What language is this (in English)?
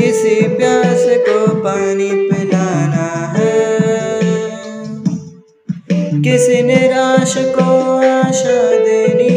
Hindi